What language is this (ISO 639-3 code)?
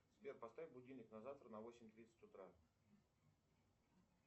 rus